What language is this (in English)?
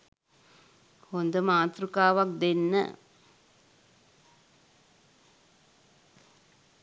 Sinhala